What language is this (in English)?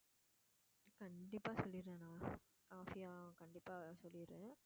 Tamil